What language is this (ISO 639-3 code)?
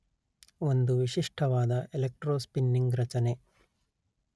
kan